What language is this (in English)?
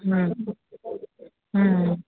Odia